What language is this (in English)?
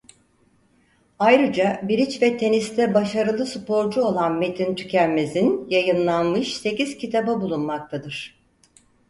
Turkish